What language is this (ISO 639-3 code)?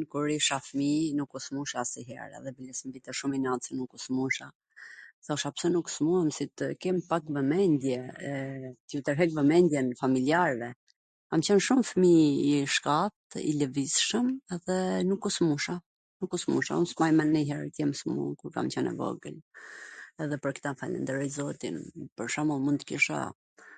aln